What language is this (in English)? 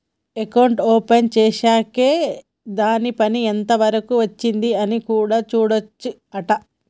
Telugu